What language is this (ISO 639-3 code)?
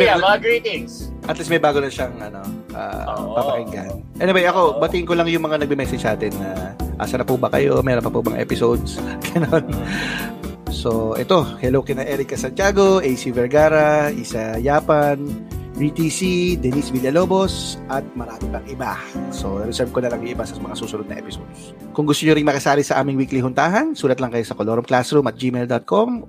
fil